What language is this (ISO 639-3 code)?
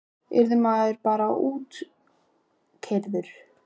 isl